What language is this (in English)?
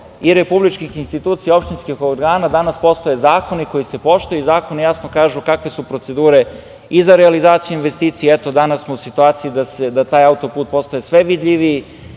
Serbian